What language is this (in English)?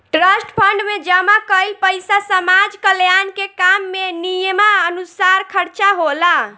Bhojpuri